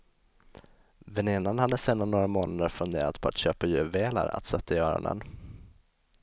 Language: Swedish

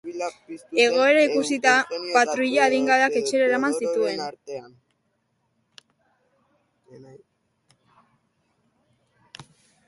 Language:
Basque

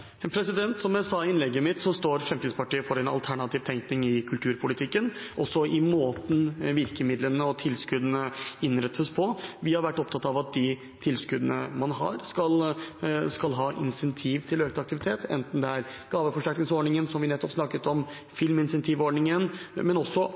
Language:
Norwegian Bokmål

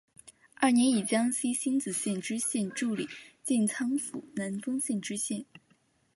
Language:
Chinese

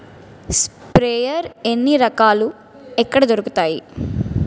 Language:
Telugu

